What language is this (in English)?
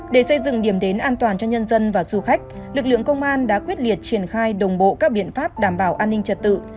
Vietnamese